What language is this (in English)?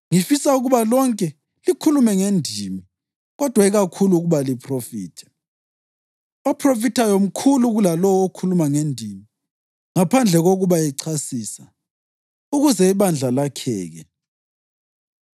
North Ndebele